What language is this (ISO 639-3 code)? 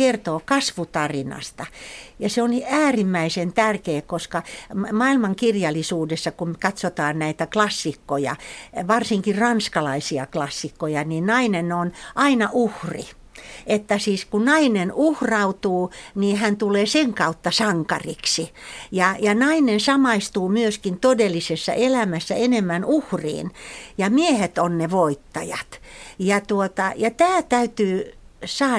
fin